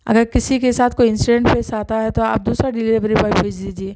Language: Urdu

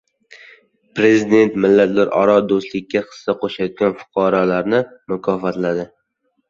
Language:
Uzbek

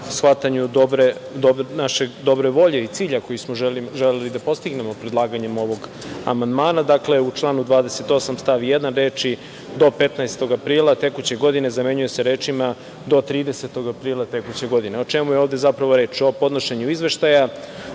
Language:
Serbian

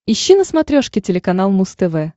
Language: Russian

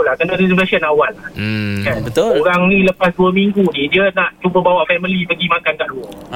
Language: Malay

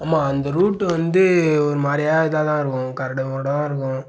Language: Tamil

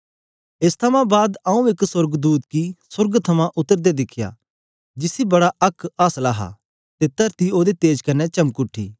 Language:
Dogri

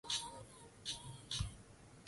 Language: Swahili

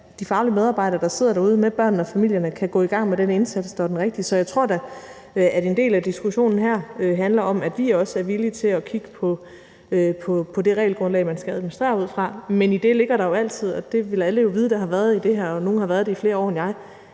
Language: Danish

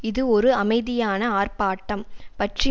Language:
Tamil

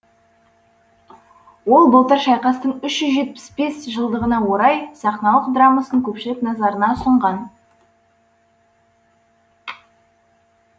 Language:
Kazakh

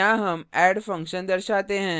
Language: Hindi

